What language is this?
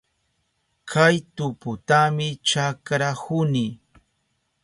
Southern Pastaza Quechua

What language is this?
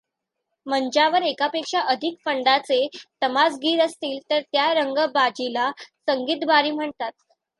Marathi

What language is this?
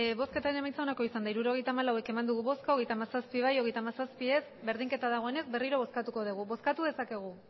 Basque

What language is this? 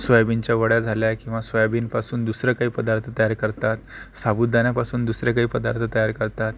Marathi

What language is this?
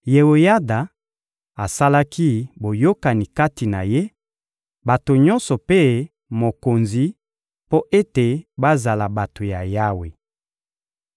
Lingala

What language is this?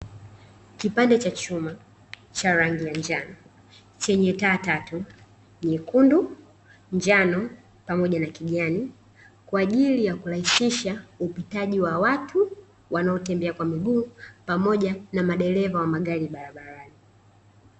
Swahili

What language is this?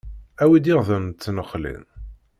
Kabyle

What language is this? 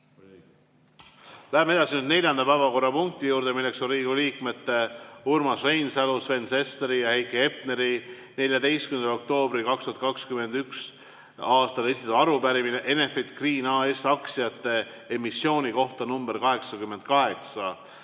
Estonian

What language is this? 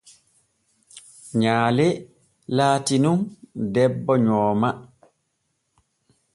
Borgu Fulfulde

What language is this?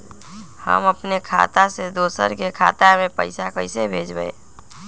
Magahi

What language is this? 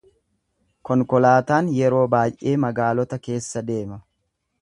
Oromo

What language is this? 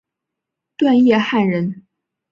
Chinese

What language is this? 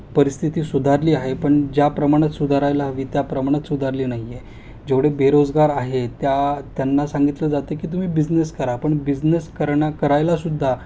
Marathi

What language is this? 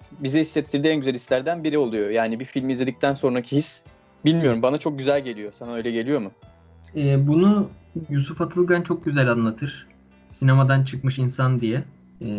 Turkish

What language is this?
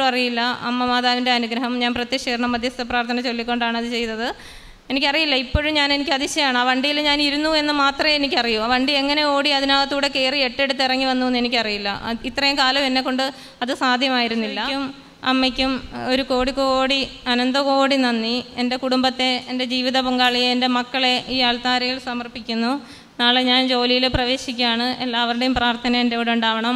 Malayalam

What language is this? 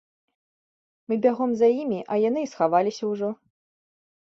Belarusian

